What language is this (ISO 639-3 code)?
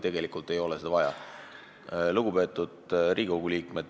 est